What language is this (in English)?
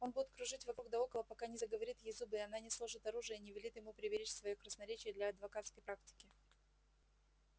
Russian